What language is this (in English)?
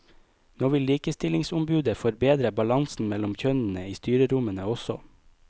Norwegian